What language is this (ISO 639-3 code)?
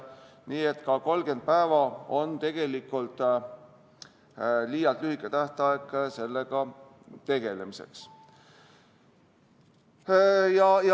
est